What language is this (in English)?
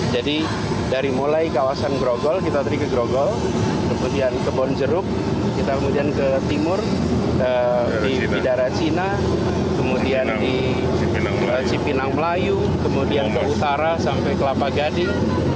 Indonesian